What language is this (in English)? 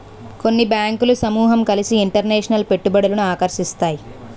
Telugu